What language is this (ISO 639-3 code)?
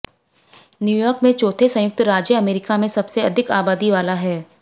hin